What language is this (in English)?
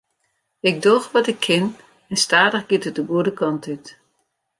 Western Frisian